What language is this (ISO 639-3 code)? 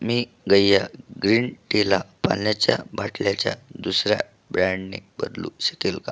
mar